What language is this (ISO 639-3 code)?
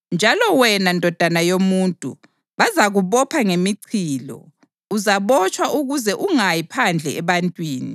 nde